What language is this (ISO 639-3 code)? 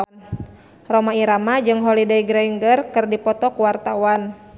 sun